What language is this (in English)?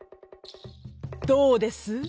Japanese